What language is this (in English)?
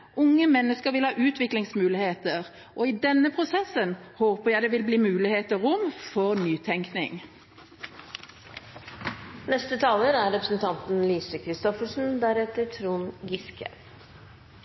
Norwegian Bokmål